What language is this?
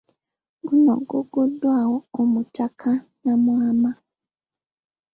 Ganda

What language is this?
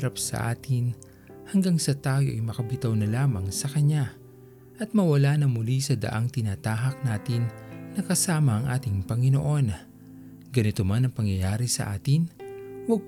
Filipino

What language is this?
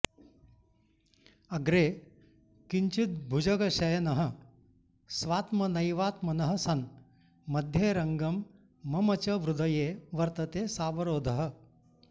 Sanskrit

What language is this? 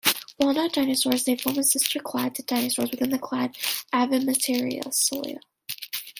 English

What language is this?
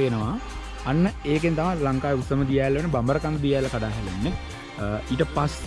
Sinhala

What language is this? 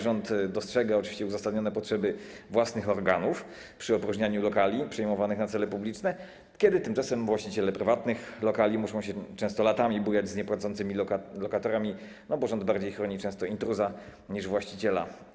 Polish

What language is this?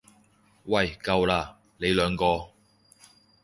Cantonese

